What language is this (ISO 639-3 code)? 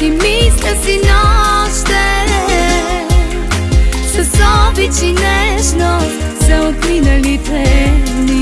bul